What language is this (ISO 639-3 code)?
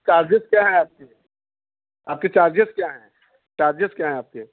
hin